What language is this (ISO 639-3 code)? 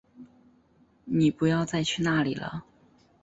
zho